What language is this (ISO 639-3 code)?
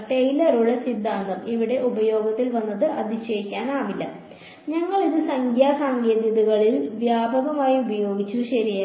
mal